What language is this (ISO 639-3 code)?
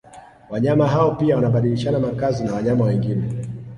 swa